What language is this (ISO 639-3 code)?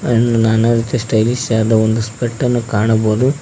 kan